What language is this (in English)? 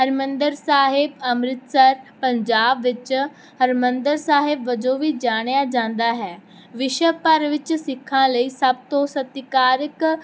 Punjabi